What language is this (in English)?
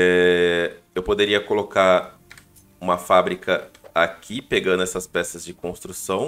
Portuguese